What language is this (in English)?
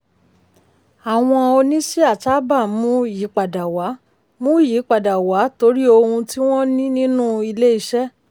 Yoruba